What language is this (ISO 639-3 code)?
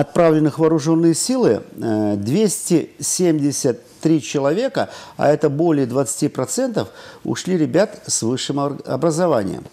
rus